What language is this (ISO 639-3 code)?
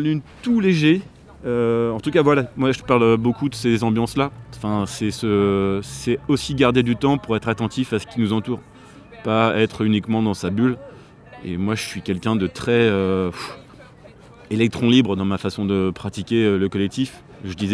fra